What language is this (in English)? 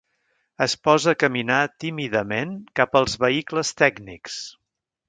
Catalan